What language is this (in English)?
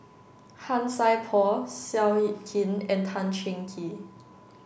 English